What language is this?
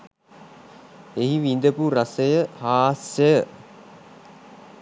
Sinhala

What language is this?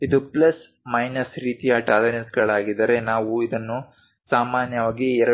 Kannada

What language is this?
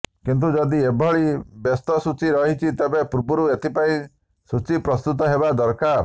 Odia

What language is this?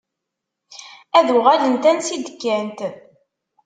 Kabyle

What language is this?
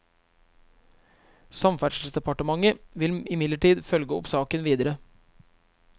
Norwegian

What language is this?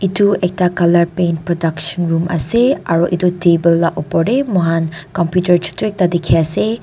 Naga Pidgin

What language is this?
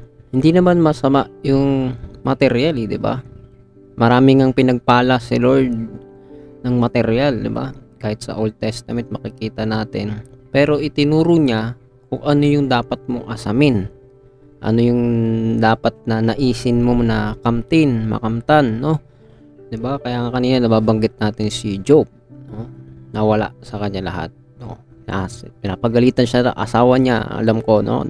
Filipino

